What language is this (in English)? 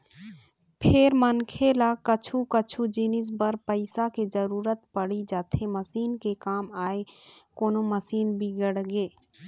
Chhattisgarhi